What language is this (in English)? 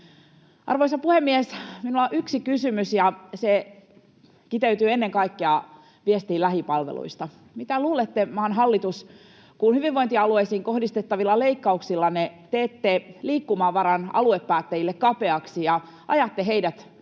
Finnish